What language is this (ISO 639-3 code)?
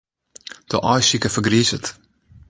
fry